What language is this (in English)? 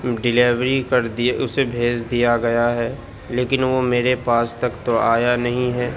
Urdu